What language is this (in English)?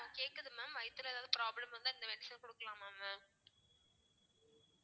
Tamil